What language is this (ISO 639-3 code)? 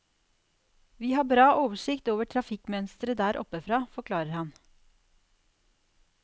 nor